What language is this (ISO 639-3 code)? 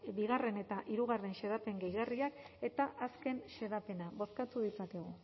eus